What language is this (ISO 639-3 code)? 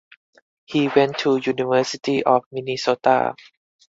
eng